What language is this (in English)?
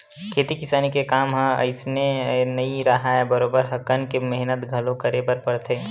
Chhattisgarhi